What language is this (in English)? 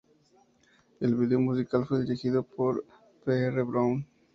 Spanish